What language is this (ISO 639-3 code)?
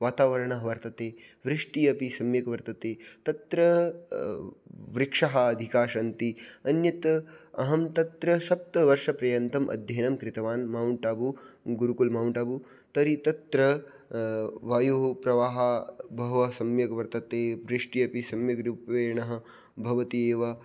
san